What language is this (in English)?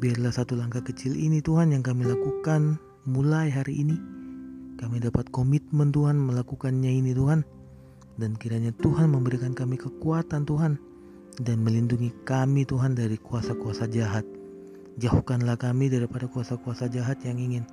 Indonesian